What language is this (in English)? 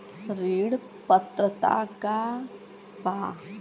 Bhojpuri